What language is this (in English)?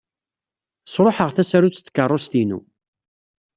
Kabyle